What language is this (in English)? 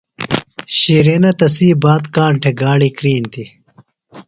Phalura